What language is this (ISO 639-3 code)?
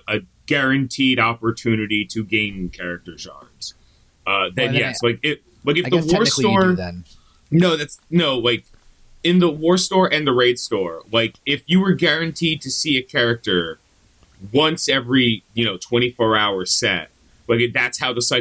eng